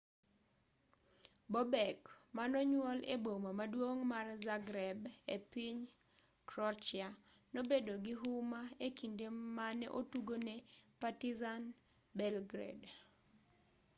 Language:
Luo (Kenya and Tanzania)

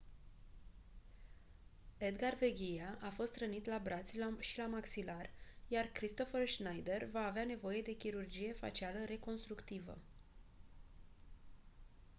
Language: Romanian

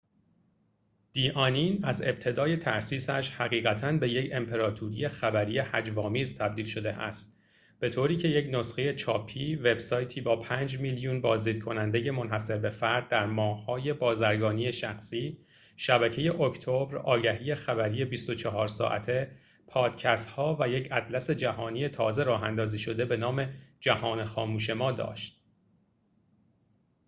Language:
Persian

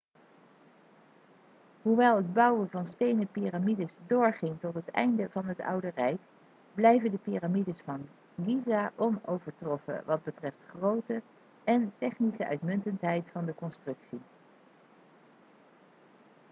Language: Dutch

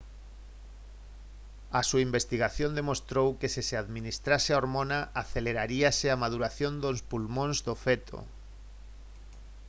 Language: Galician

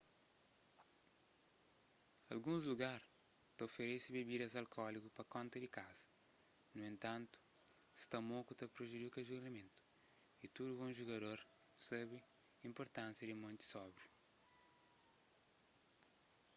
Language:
Kabuverdianu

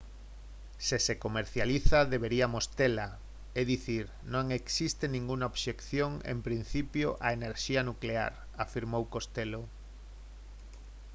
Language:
Galician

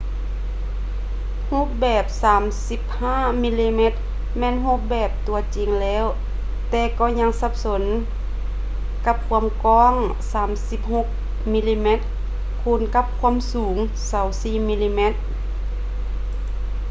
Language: Lao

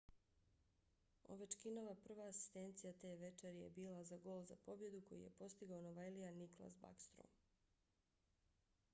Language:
Bosnian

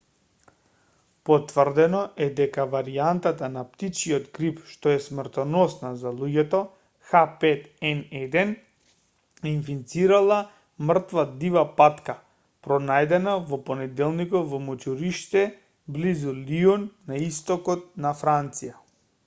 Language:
Macedonian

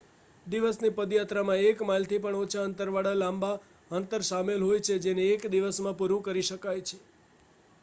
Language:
Gujarati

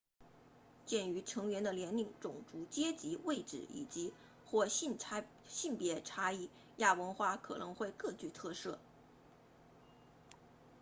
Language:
Chinese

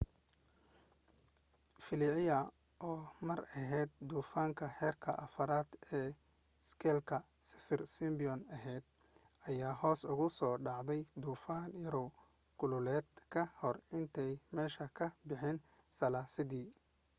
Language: Somali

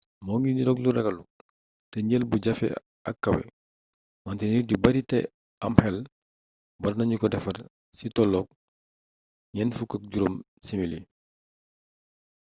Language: Wolof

